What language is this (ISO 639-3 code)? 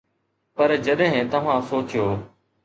snd